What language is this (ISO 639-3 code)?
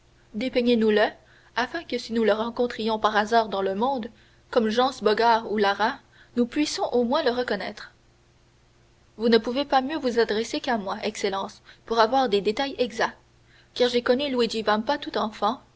fra